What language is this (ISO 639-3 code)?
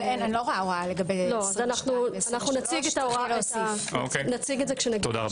heb